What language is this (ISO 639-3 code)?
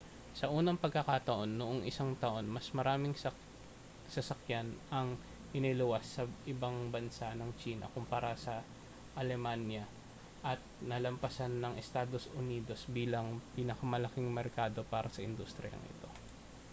fil